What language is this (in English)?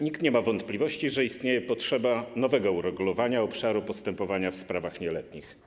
Polish